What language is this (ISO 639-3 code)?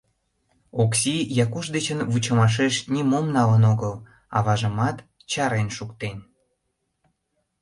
chm